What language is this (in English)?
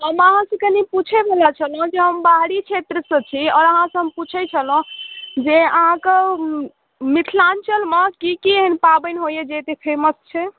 Maithili